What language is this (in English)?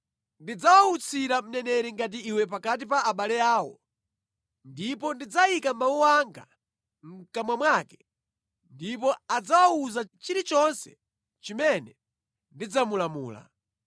Nyanja